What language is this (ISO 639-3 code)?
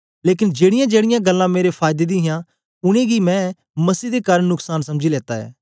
doi